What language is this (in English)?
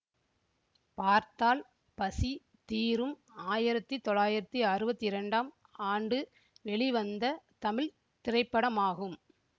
Tamil